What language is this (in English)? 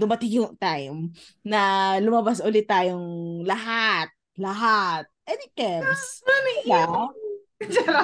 Filipino